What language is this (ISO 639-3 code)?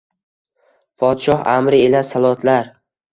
uzb